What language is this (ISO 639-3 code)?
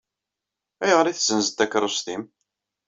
kab